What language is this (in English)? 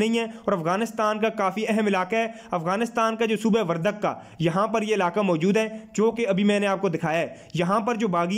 Hindi